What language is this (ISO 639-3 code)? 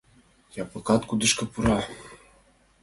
chm